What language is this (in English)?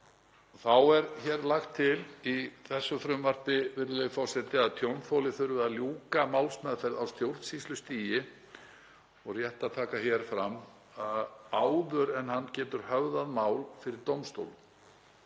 Icelandic